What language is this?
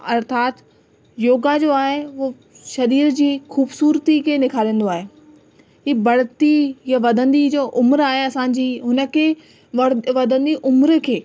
Sindhi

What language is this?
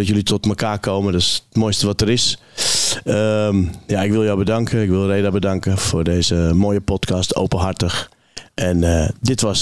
Dutch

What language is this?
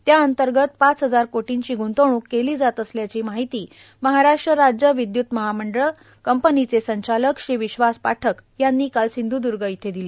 Marathi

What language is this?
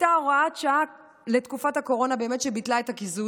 Hebrew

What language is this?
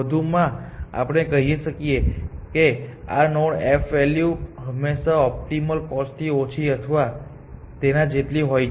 Gujarati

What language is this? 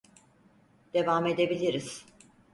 Turkish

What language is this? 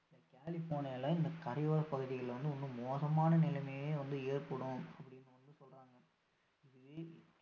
Tamil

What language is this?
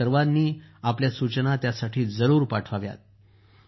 Marathi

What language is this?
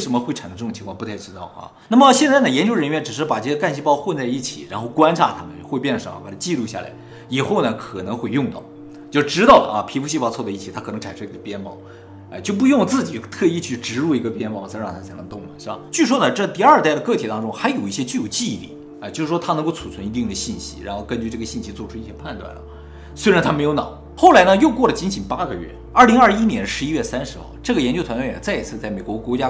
Chinese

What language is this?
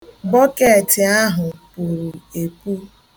Igbo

